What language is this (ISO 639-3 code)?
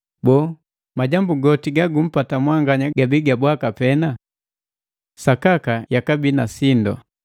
mgv